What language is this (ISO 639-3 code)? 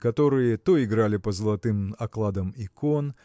rus